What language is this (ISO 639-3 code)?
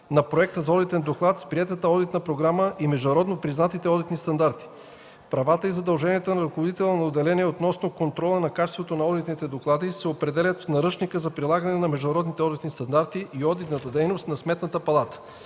bul